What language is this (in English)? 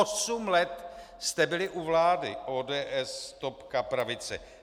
Czech